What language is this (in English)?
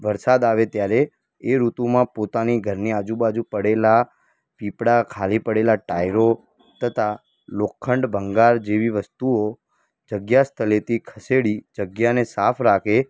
Gujarati